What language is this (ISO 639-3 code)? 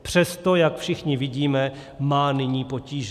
ces